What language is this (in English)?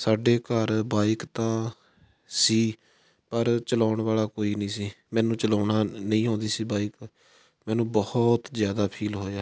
Punjabi